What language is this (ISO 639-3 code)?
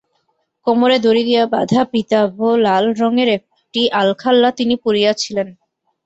ben